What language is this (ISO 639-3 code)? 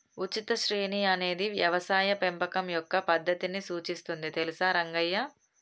tel